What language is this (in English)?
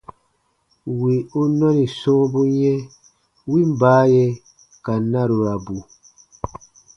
Baatonum